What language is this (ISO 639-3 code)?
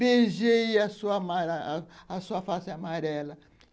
por